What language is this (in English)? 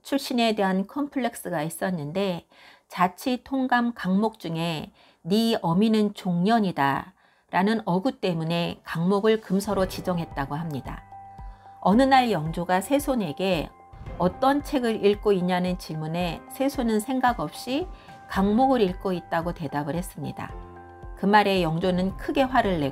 Korean